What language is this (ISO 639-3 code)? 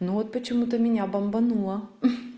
rus